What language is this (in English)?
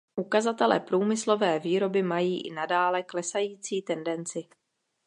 Czech